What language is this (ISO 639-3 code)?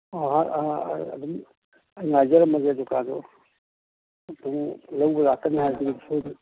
mni